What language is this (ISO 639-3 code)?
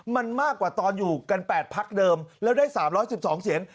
tha